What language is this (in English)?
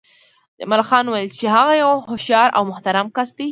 Pashto